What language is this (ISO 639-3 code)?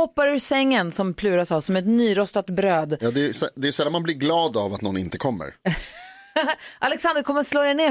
swe